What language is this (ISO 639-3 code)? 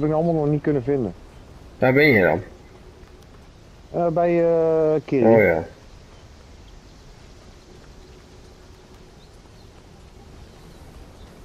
nld